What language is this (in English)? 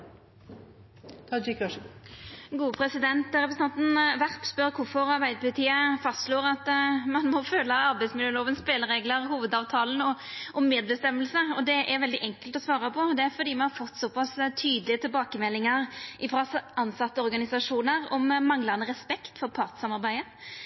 Norwegian